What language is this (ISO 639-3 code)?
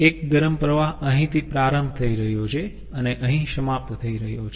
guj